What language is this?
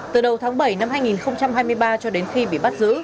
Vietnamese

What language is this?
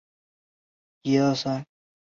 Chinese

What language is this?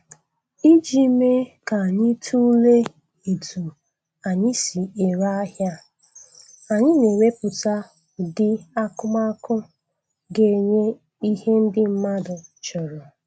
Igbo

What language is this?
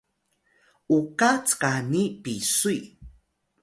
Atayal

